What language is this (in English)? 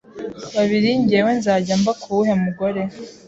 Kinyarwanda